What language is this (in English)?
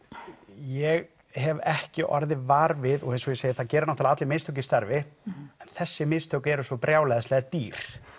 Icelandic